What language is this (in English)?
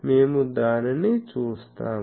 Telugu